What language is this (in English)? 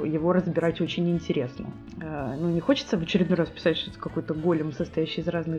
Russian